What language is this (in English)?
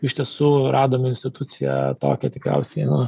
Lithuanian